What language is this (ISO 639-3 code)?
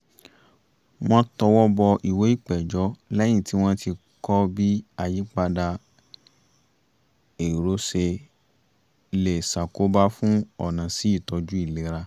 yor